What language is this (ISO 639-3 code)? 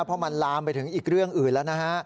tha